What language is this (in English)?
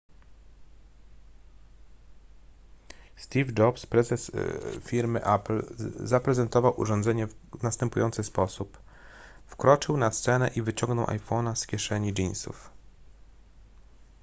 Polish